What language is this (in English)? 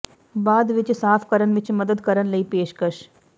Punjabi